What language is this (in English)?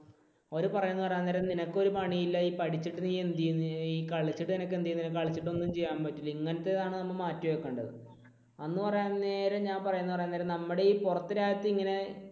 Malayalam